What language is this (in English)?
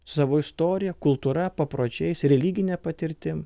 Lithuanian